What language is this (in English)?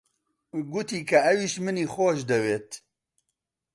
Central Kurdish